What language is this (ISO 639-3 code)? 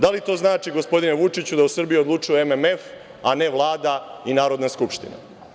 srp